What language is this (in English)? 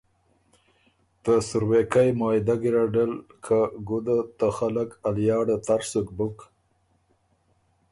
Ormuri